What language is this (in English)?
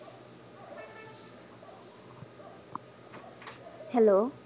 Bangla